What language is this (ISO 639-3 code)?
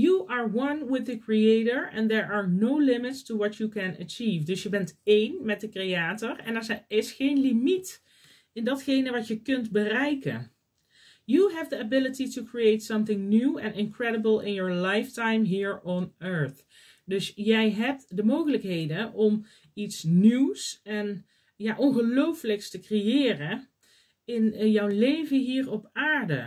nld